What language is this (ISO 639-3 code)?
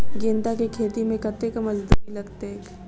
mai